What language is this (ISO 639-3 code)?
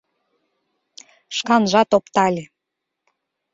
chm